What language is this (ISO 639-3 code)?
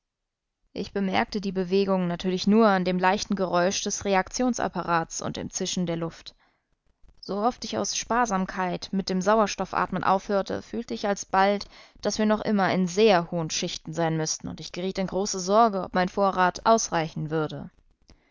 deu